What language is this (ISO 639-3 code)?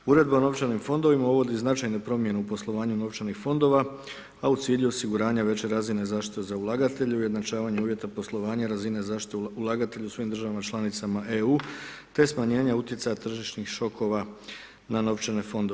hrv